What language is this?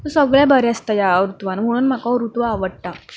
Konkani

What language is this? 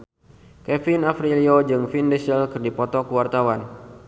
Sundanese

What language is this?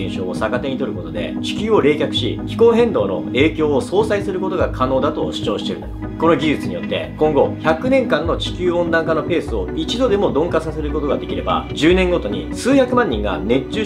Japanese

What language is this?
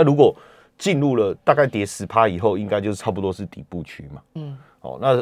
Chinese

